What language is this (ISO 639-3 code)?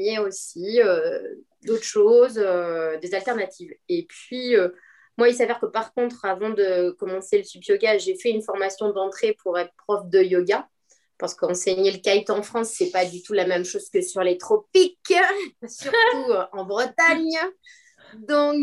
fra